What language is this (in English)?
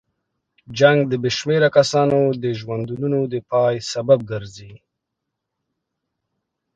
Pashto